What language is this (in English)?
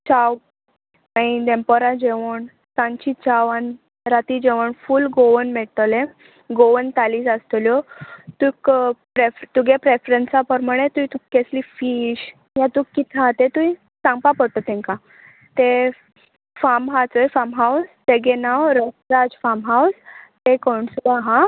Konkani